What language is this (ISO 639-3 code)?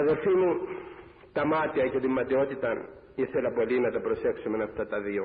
ell